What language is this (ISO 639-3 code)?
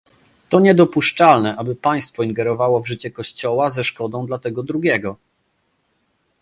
pol